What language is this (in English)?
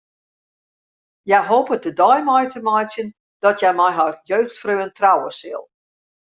Western Frisian